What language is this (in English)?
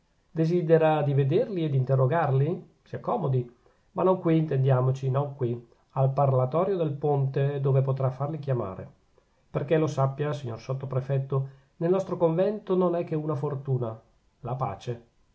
Italian